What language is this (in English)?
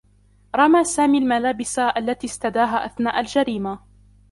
Arabic